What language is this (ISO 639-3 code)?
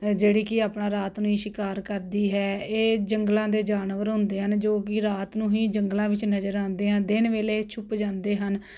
pan